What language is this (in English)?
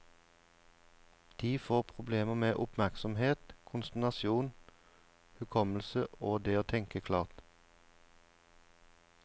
Norwegian